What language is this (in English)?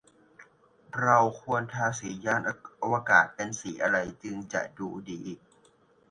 Thai